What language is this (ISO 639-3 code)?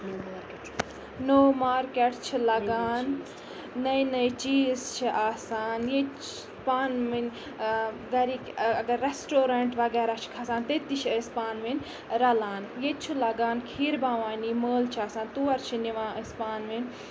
kas